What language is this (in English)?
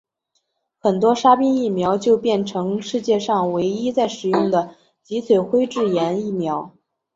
Chinese